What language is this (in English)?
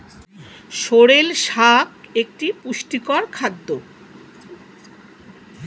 Bangla